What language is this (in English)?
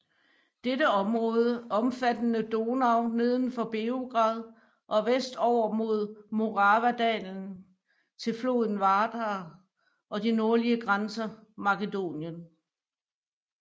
Danish